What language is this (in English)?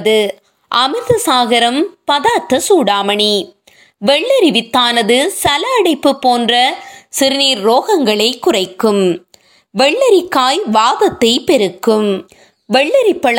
Tamil